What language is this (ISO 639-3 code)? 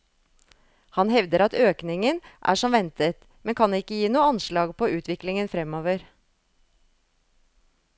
nor